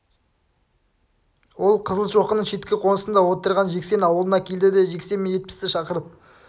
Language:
Kazakh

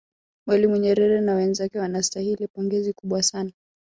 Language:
Swahili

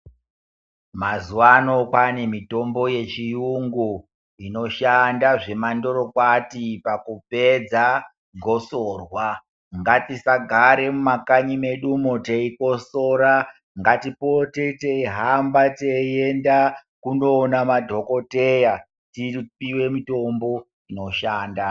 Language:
Ndau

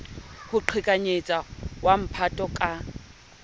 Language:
Southern Sotho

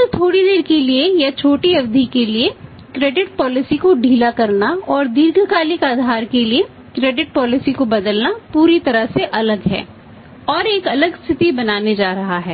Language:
Hindi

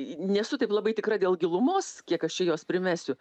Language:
Lithuanian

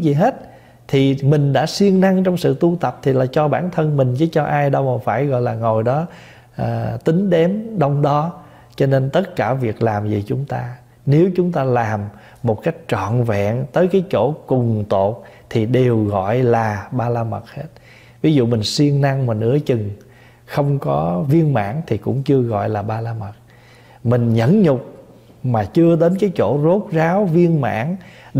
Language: Vietnamese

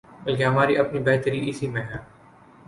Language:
Urdu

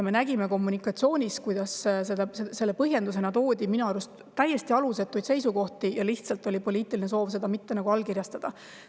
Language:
Estonian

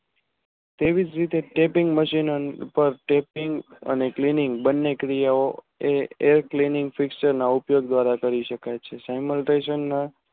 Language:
Gujarati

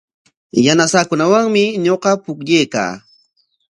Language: Corongo Ancash Quechua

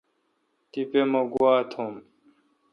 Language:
Kalkoti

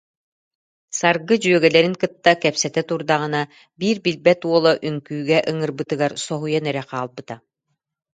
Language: Yakut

